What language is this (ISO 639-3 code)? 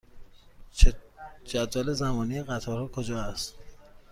fas